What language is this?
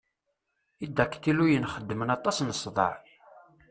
Kabyle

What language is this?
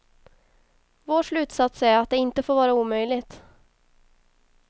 Swedish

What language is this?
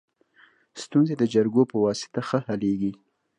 Pashto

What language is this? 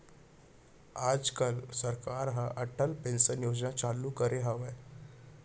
Chhattisgarhi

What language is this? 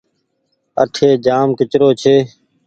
Goaria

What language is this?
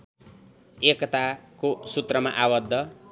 Nepali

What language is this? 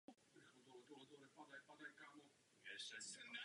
Czech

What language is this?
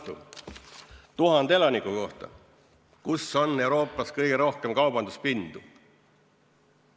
Estonian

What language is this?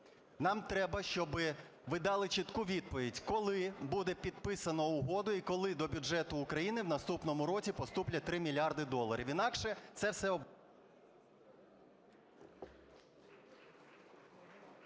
Ukrainian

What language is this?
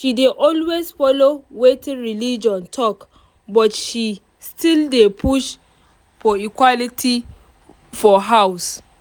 Nigerian Pidgin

